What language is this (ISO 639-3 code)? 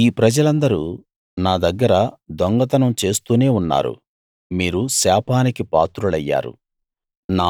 tel